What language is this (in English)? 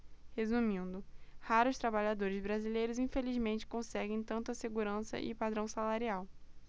Portuguese